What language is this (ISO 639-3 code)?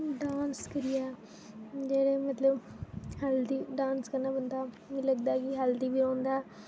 doi